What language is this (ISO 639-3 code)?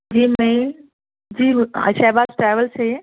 urd